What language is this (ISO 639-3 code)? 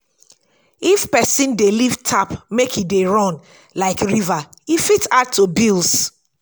pcm